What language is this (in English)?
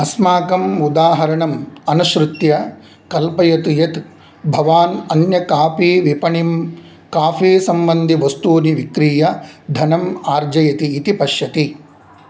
Sanskrit